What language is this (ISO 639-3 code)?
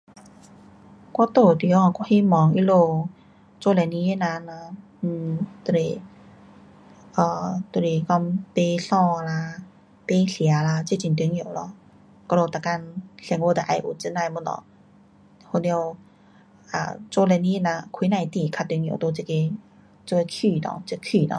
cpx